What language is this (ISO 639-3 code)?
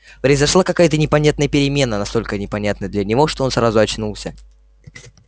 rus